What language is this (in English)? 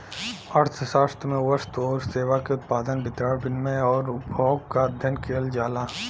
Bhojpuri